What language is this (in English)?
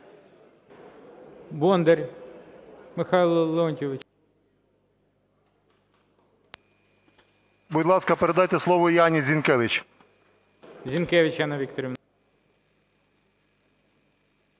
Ukrainian